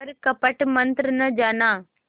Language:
Hindi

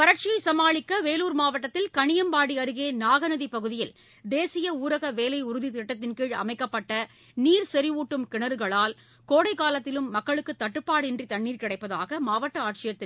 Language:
Tamil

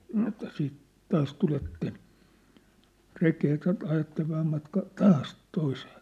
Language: Finnish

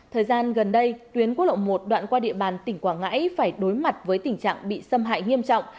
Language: Vietnamese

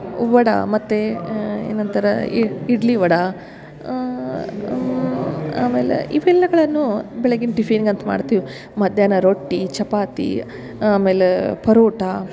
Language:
Kannada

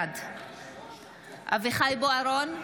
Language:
Hebrew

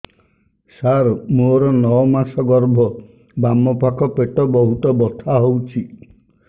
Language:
Odia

